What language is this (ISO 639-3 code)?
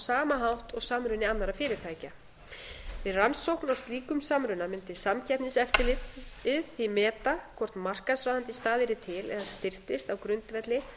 isl